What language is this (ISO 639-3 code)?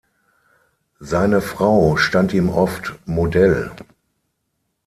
deu